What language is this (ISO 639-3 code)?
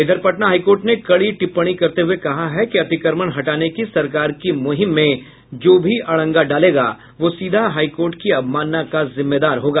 hin